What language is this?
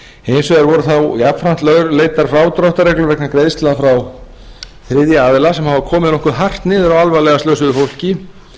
Icelandic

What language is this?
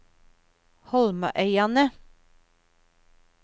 Norwegian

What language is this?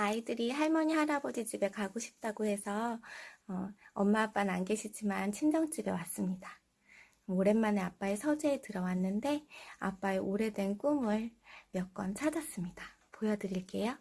Korean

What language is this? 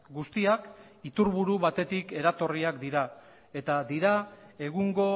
Basque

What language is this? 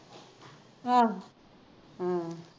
Punjabi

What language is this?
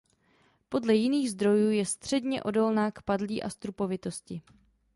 Czech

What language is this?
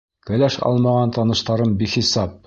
Bashkir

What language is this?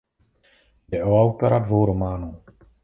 Czech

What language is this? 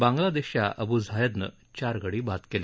Marathi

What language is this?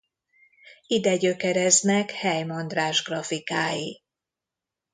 Hungarian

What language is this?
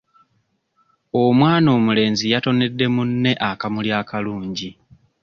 Ganda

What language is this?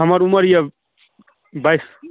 Maithili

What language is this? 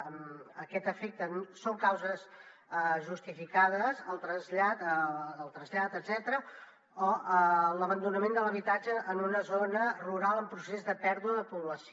Catalan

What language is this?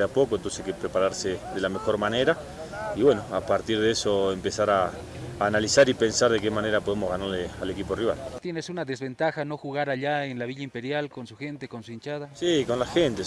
Spanish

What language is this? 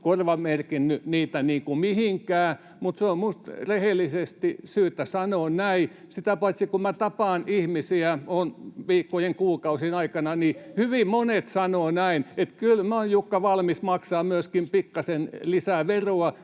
Finnish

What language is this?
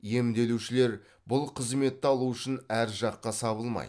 Kazakh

